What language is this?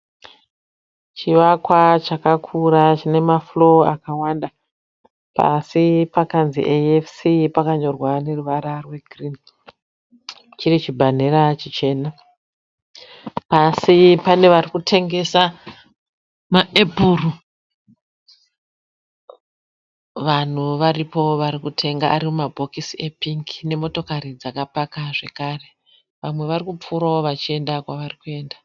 Shona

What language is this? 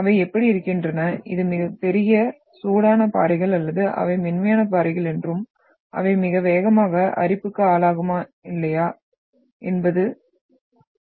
Tamil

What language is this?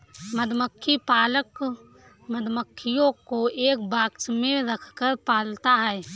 Hindi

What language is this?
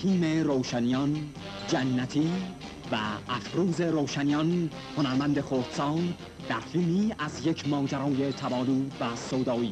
Persian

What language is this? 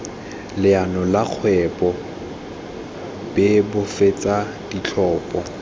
Tswana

